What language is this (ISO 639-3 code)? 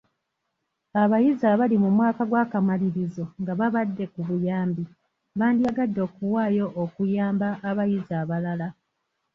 lug